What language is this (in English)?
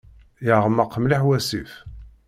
Kabyle